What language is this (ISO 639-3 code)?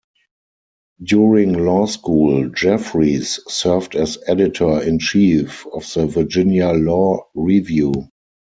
eng